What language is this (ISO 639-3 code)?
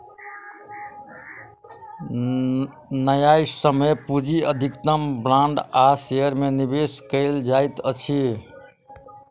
mai